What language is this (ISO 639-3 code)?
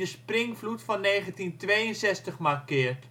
nld